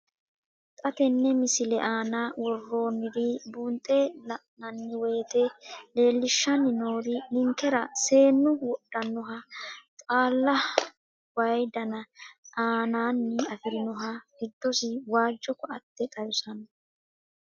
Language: Sidamo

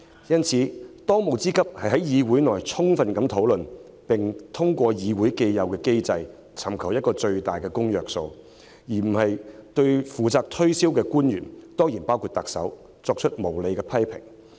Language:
Cantonese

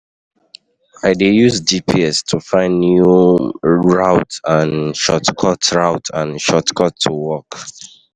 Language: Nigerian Pidgin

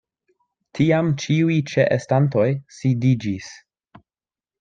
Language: Esperanto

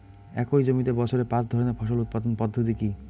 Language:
Bangla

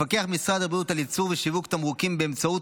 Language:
Hebrew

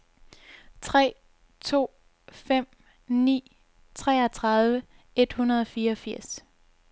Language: Danish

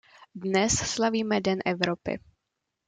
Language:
Czech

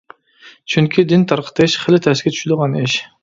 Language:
Uyghur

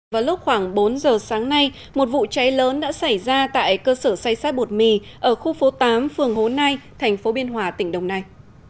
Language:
Vietnamese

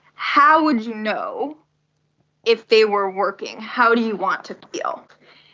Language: English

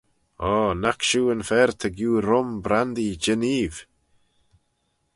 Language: Manx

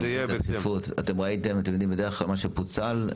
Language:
Hebrew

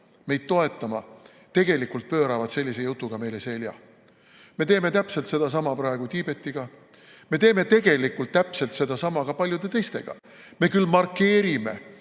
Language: Estonian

